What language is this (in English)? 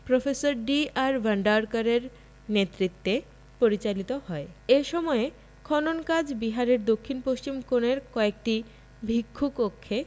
Bangla